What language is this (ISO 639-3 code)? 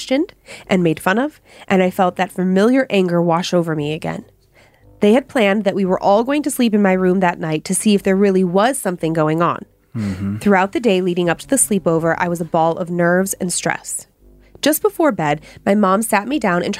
eng